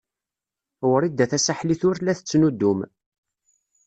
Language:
Kabyle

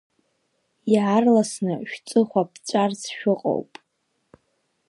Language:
Abkhazian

